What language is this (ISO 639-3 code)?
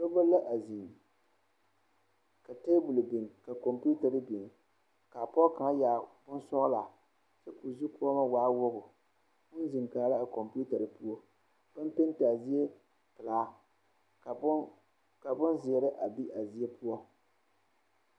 dga